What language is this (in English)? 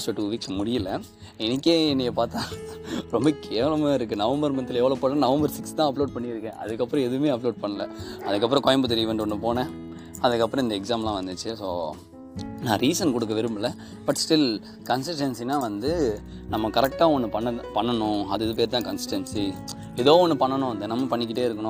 Tamil